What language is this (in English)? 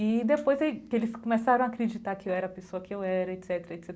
Portuguese